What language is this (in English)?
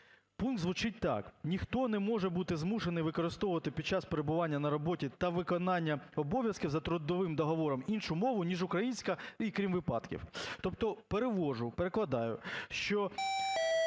Ukrainian